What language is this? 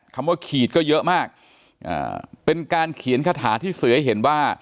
Thai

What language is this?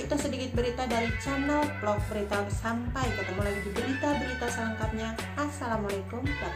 Indonesian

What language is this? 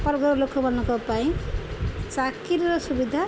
Odia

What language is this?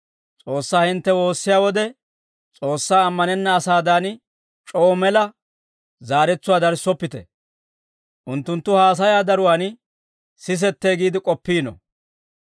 Dawro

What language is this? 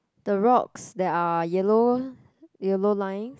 English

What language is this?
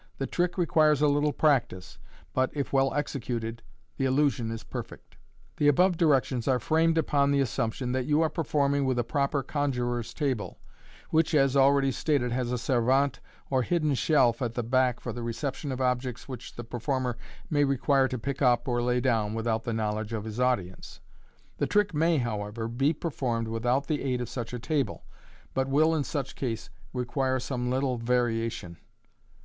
English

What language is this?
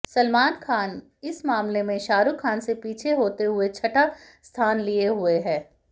Hindi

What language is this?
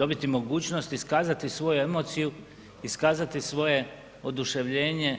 Croatian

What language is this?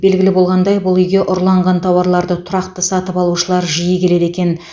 Kazakh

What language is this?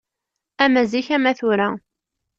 Kabyle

